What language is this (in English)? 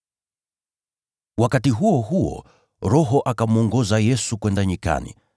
Swahili